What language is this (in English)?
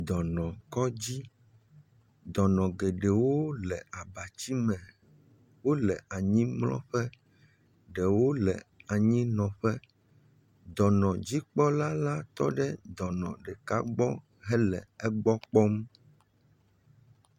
Ewe